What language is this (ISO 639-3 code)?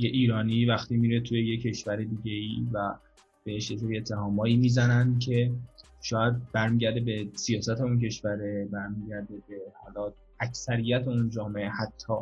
fas